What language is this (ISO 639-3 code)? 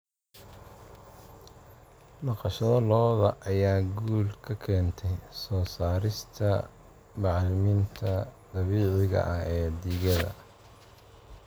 som